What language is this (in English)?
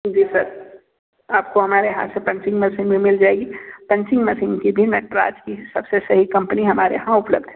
Hindi